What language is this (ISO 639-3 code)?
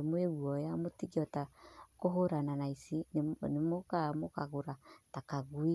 kik